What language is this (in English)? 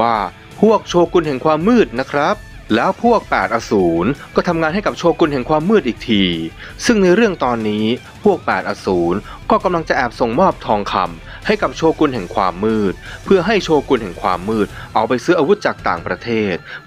Thai